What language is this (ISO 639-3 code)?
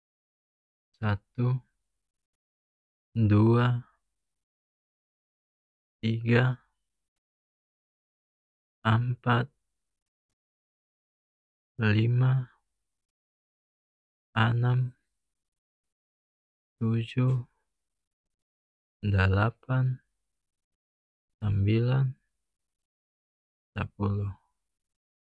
max